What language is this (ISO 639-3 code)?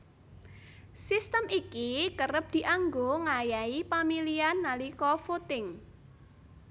jav